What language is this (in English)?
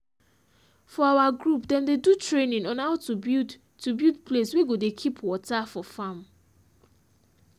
Nigerian Pidgin